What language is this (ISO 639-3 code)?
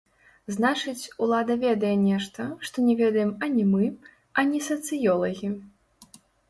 bel